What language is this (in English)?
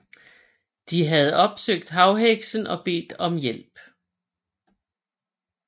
Danish